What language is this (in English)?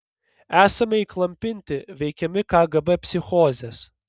Lithuanian